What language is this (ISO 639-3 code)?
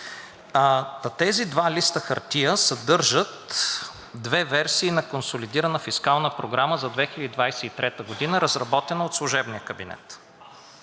bul